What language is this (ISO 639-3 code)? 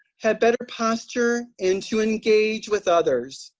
eng